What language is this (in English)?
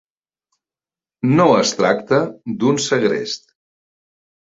Catalan